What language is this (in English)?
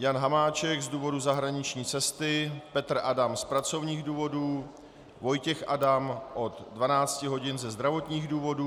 Czech